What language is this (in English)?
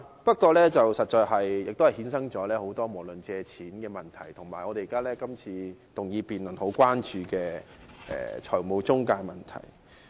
Cantonese